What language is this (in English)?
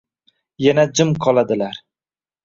Uzbek